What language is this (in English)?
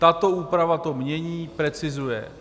Czech